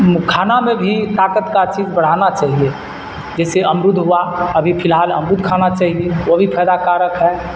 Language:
Urdu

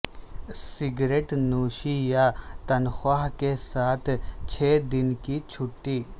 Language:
Urdu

